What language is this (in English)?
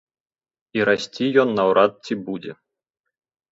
Belarusian